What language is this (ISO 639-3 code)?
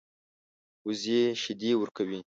pus